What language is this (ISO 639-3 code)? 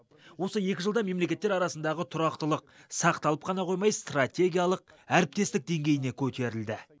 kaz